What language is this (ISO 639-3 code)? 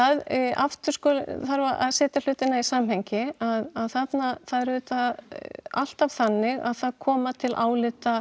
isl